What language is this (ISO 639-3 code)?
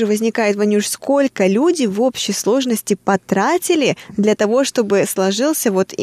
rus